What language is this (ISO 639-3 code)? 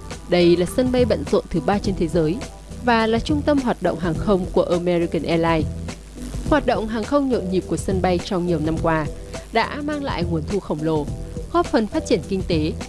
vie